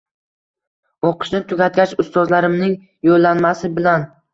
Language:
Uzbek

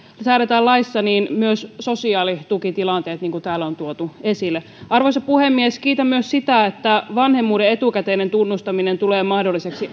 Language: Finnish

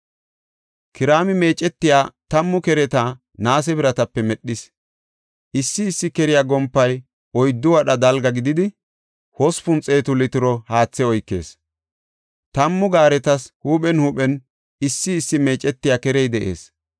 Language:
Gofa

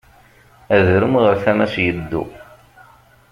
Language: Kabyle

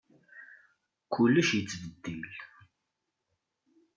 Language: Kabyle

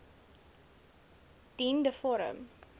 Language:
Afrikaans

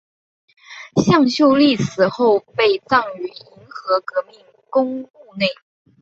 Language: Chinese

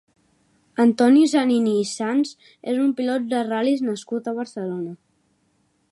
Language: Catalan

